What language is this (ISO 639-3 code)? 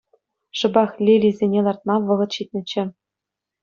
chv